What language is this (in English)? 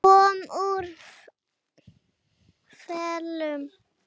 Icelandic